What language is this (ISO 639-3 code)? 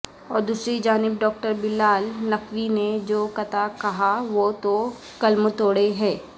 urd